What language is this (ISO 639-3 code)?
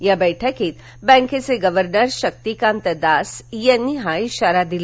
mar